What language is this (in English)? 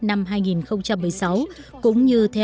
Vietnamese